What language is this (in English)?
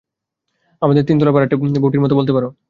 Bangla